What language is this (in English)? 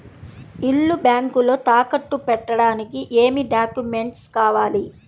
Telugu